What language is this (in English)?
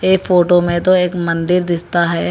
Hindi